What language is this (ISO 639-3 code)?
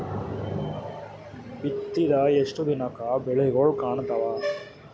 kan